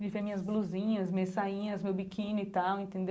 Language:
Portuguese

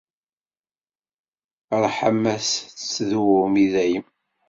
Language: Kabyle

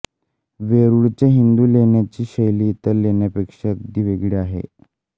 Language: Marathi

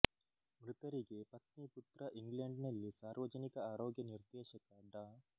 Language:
Kannada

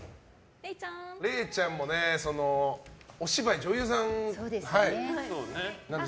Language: Japanese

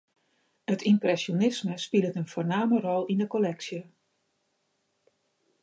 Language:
Western Frisian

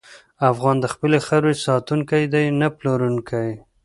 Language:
Pashto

